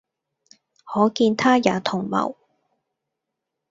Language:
Cantonese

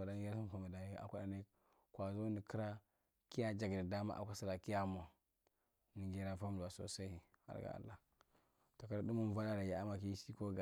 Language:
Marghi Central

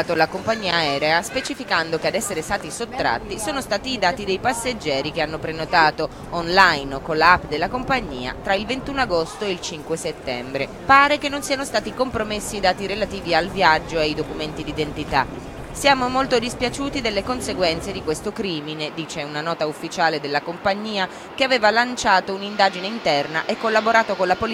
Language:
Italian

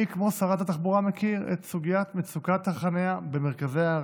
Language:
Hebrew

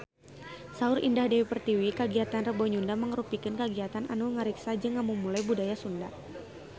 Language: Sundanese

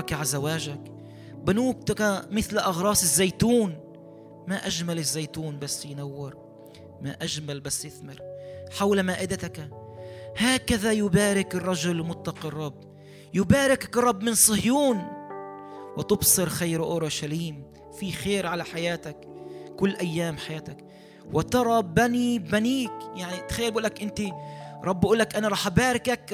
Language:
Arabic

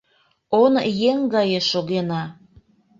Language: Mari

